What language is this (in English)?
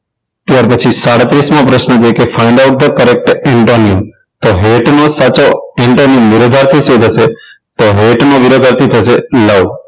Gujarati